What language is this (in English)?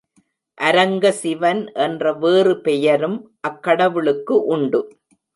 Tamil